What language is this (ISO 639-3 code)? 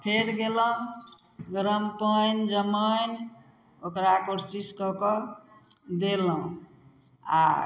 mai